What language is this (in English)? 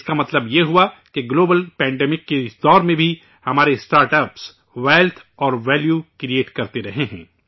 Urdu